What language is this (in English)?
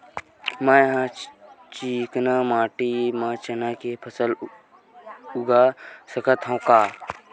Chhattisgarhi